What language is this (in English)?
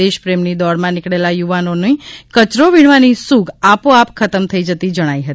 Gujarati